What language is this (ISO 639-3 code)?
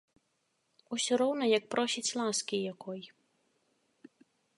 bel